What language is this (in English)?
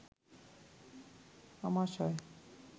Bangla